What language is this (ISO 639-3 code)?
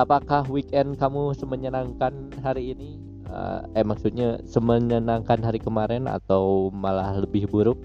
ind